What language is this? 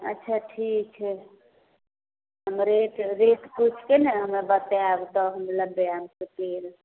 Maithili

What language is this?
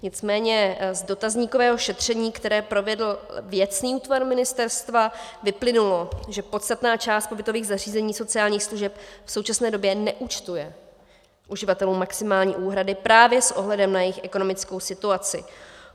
Czech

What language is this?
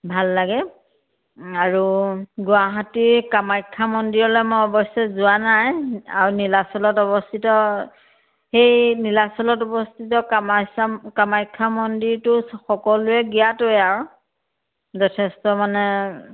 Assamese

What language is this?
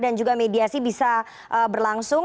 Indonesian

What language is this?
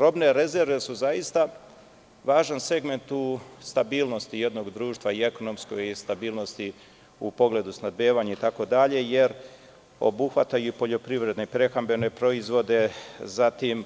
Serbian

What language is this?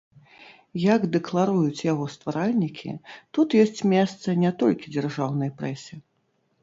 Belarusian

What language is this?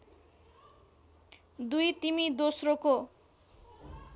Nepali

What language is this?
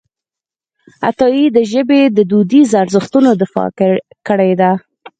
Pashto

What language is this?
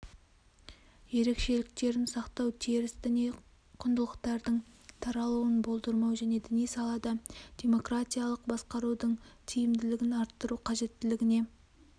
Kazakh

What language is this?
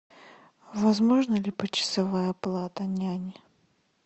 Russian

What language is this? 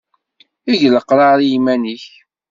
Kabyle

